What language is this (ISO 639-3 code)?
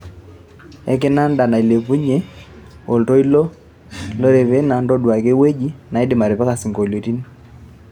mas